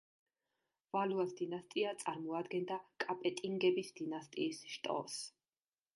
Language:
Georgian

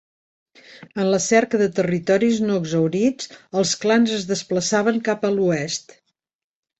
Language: Catalan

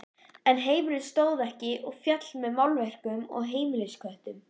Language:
Icelandic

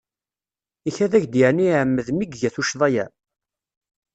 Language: Kabyle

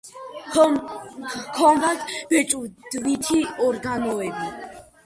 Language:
Georgian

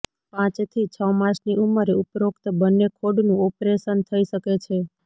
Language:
Gujarati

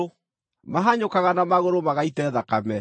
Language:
Kikuyu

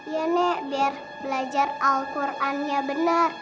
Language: Indonesian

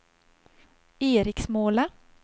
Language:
Swedish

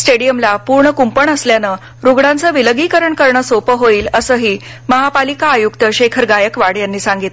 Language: Marathi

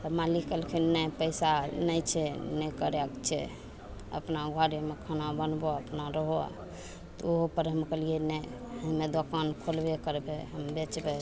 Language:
Maithili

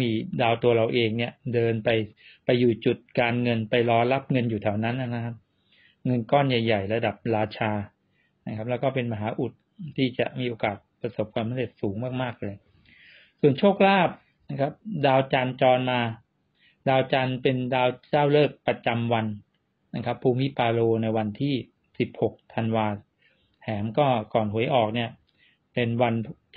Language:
Thai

